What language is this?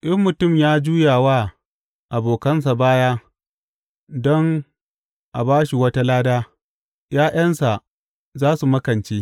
Hausa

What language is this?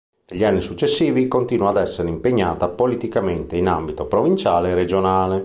Italian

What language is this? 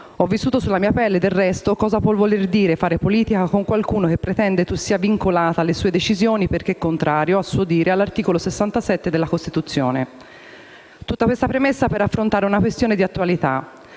Italian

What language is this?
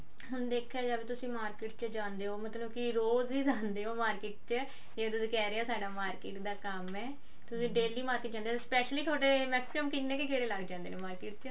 Punjabi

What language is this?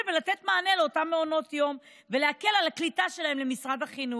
Hebrew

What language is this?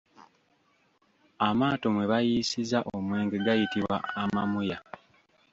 Ganda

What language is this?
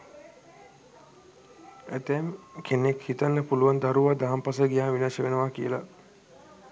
Sinhala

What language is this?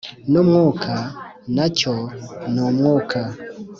Kinyarwanda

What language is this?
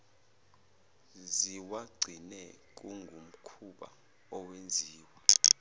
Zulu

